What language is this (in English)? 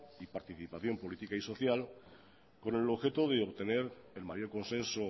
Spanish